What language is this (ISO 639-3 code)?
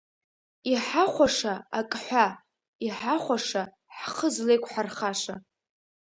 abk